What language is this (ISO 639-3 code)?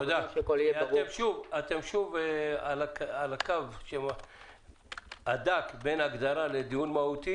heb